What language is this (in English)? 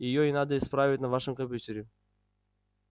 Russian